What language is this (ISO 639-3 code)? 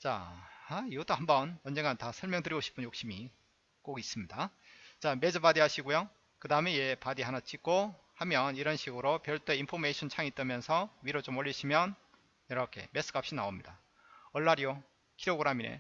kor